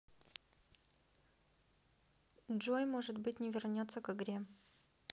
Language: Russian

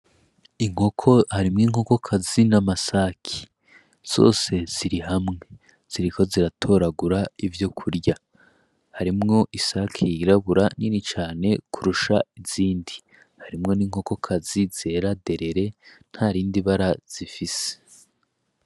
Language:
Rundi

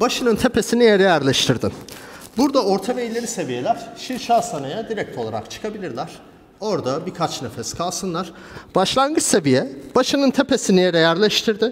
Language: Turkish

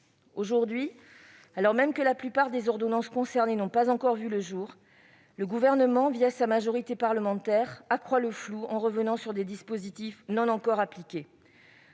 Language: French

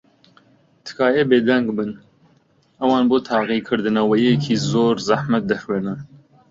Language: Central Kurdish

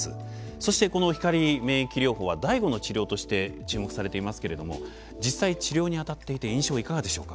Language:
Japanese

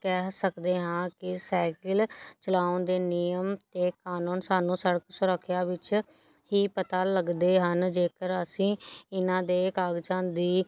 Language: Punjabi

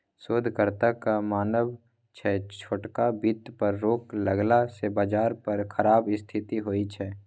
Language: Maithili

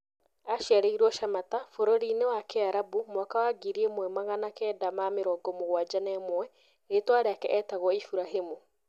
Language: Kikuyu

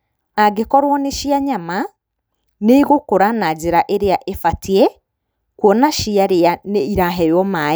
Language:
Kikuyu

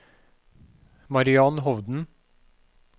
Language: Norwegian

